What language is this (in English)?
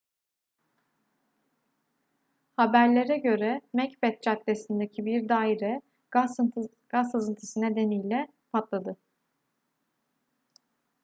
Turkish